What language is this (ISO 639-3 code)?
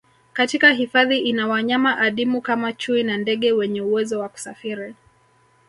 swa